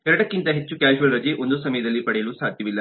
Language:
Kannada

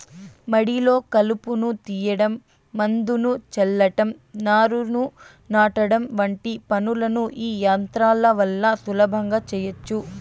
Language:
Telugu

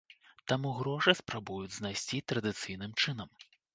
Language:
Belarusian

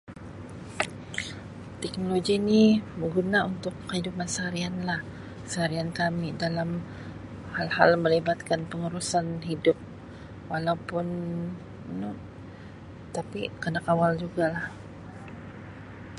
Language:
Sabah Malay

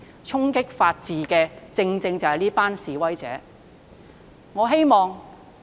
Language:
Cantonese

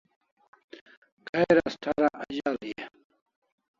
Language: Kalasha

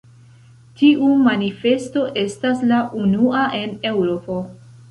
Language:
Esperanto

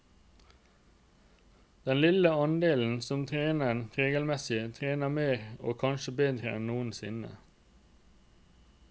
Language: Norwegian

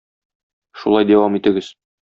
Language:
Tatar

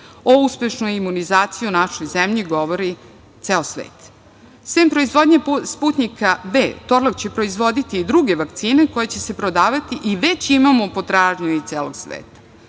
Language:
Serbian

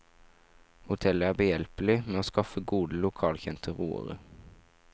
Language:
Norwegian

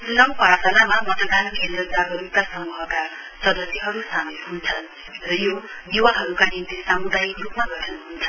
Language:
Nepali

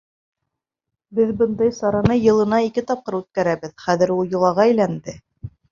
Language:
Bashkir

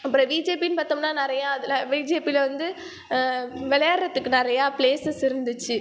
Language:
Tamil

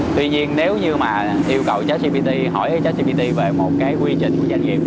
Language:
Vietnamese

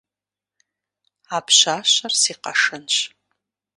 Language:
Kabardian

